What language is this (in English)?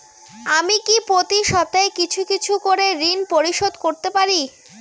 Bangla